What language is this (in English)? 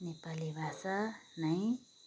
Nepali